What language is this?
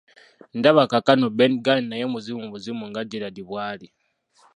Ganda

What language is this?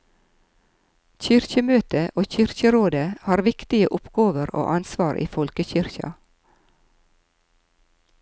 Norwegian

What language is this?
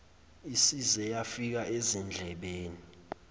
Zulu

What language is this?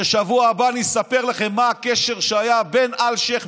Hebrew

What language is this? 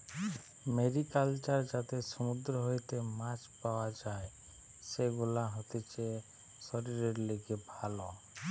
Bangla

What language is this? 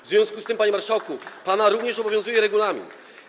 Polish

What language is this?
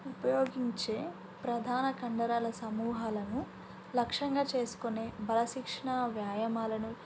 Telugu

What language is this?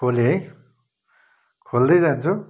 Nepali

